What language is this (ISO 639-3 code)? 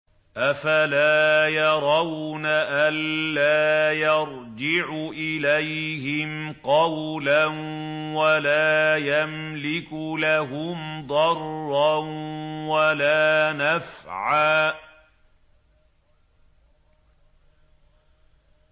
ara